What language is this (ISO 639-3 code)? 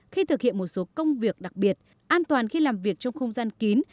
vie